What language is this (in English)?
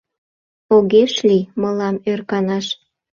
Mari